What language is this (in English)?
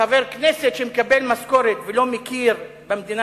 Hebrew